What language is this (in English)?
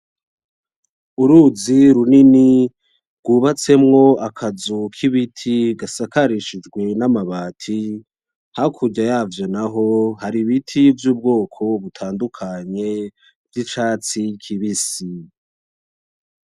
Rundi